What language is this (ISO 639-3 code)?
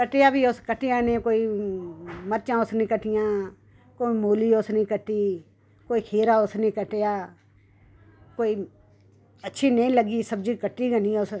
doi